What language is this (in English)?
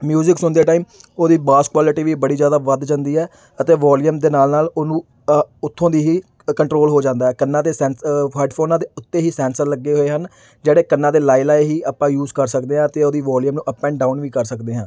Punjabi